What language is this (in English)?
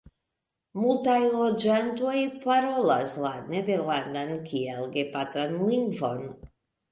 Esperanto